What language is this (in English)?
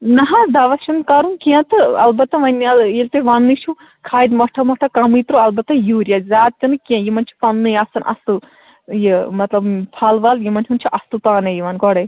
Kashmiri